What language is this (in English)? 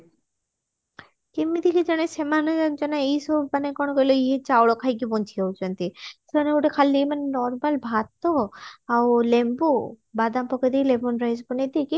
Odia